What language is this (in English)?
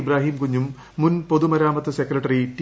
Malayalam